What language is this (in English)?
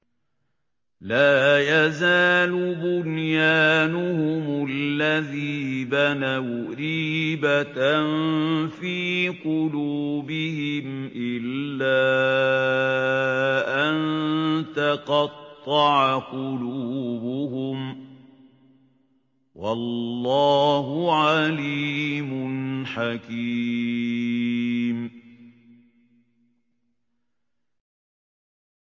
Arabic